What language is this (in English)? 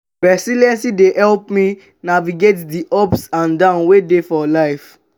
Nigerian Pidgin